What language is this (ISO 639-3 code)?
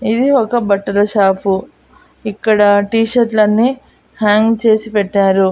tel